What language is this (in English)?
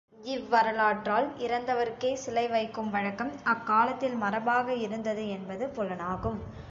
Tamil